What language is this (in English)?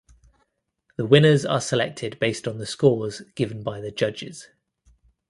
English